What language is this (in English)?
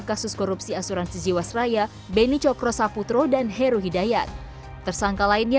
Indonesian